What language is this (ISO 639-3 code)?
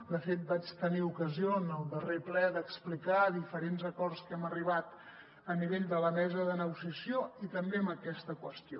cat